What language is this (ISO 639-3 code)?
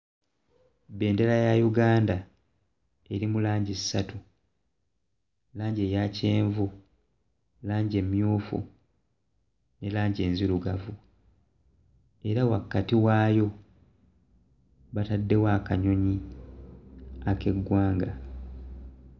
lug